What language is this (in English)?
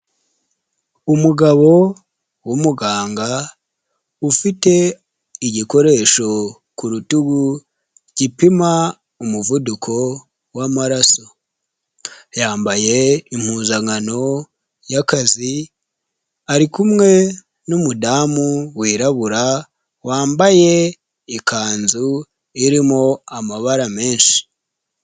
Kinyarwanda